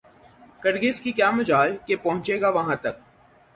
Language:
Urdu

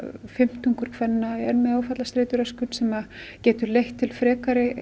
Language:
Icelandic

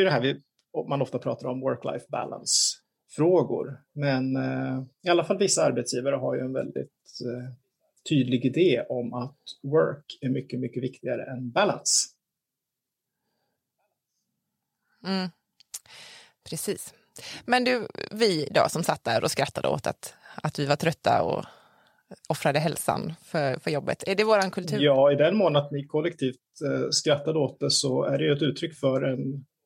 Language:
Swedish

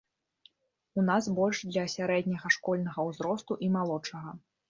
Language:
Belarusian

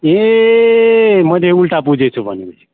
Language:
Nepali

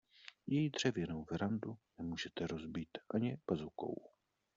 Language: Czech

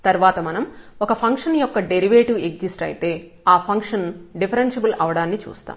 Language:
Telugu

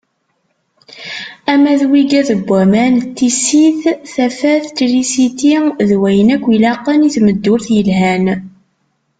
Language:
Kabyle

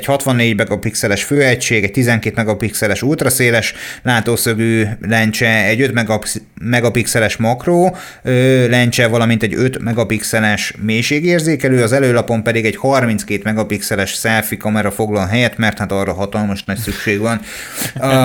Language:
Hungarian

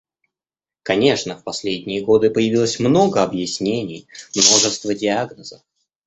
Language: Russian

